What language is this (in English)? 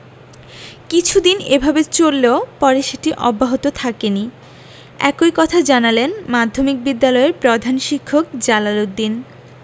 Bangla